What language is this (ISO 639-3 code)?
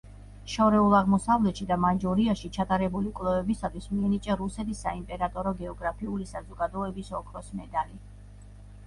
kat